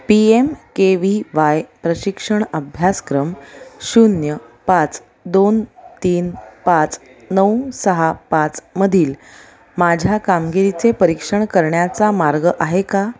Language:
Marathi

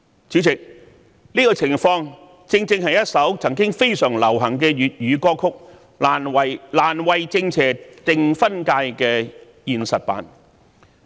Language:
Cantonese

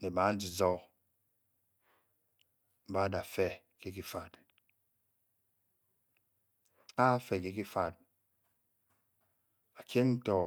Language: Bokyi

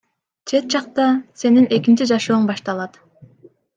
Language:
Kyrgyz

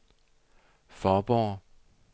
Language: Danish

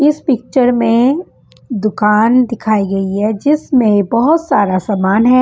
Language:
Hindi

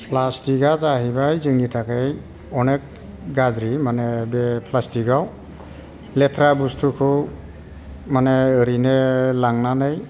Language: Bodo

